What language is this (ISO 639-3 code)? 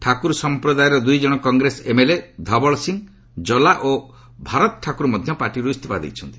ori